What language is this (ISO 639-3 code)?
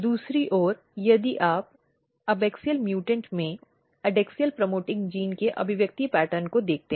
hin